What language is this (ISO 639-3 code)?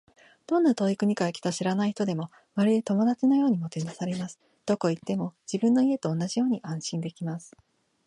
jpn